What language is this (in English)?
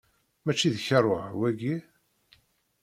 Kabyle